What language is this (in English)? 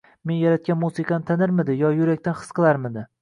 Uzbek